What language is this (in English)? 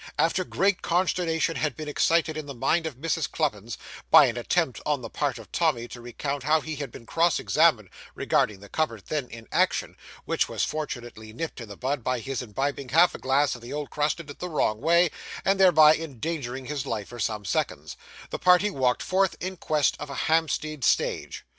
English